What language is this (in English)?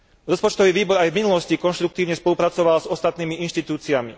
Slovak